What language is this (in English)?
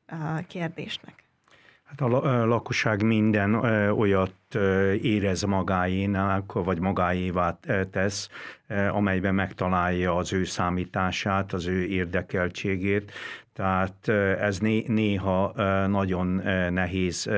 Hungarian